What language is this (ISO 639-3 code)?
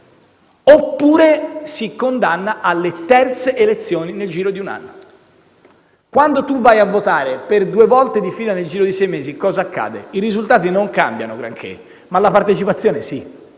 ita